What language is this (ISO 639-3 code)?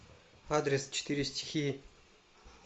rus